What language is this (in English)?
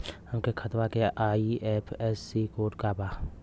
Bhojpuri